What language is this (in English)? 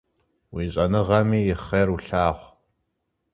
Kabardian